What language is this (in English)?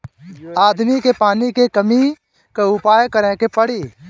Bhojpuri